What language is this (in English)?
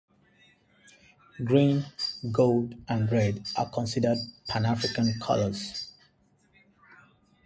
English